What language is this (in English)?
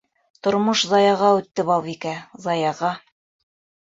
Bashkir